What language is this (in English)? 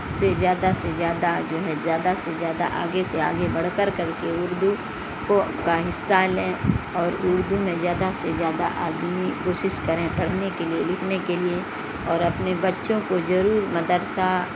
Urdu